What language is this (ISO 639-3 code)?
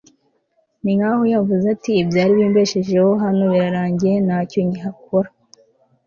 kin